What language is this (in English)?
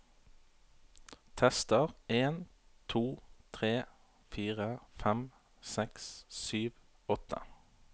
Norwegian